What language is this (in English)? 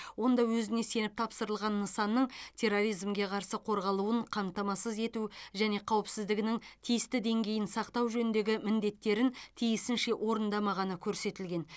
Kazakh